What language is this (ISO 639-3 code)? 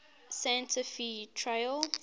eng